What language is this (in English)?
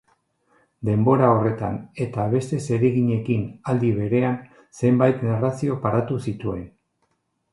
Basque